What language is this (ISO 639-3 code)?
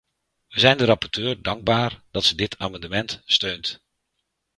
nld